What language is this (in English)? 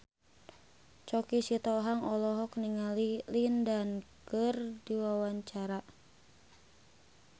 Sundanese